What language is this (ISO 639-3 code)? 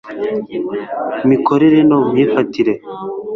kin